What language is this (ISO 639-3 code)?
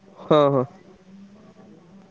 ori